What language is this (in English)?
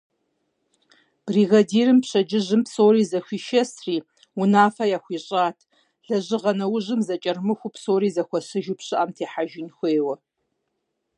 Kabardian